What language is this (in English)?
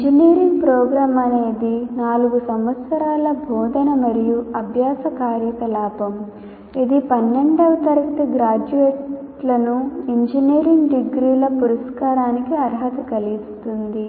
Telugu